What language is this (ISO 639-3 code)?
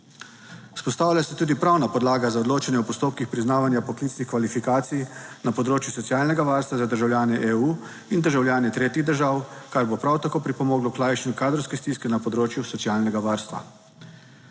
slv